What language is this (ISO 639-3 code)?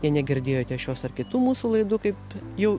lit